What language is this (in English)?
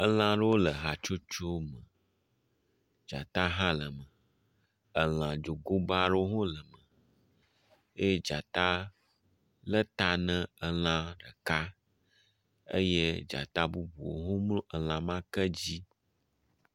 Ewe